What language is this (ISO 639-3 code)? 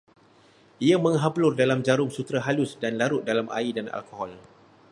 msa